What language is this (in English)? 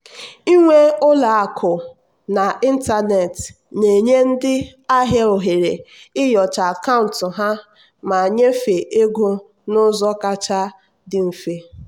Igbo